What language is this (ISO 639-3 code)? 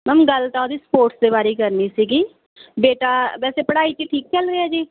pan